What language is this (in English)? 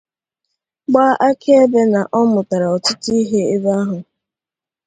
Igbo